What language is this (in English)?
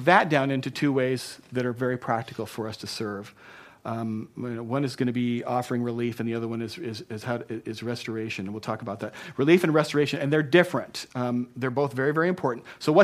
English